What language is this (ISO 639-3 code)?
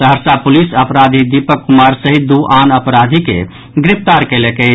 mai